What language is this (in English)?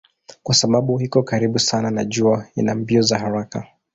Swahili